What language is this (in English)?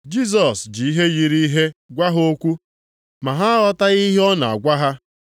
Igbo